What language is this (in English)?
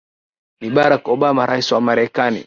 Swahili